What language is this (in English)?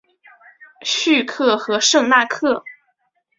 Chinese